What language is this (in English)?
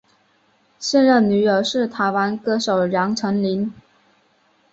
Chinese